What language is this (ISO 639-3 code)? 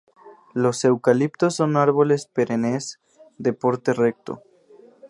spa